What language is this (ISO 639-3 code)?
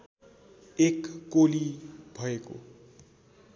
nep